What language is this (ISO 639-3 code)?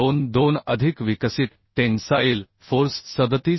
mar